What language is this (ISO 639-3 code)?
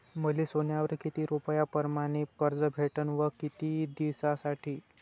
mar